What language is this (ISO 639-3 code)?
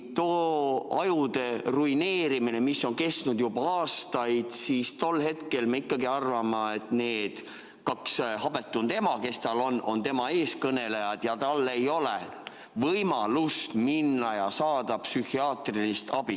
est